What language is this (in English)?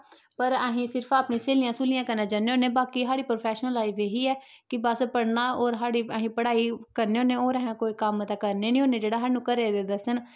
Dogri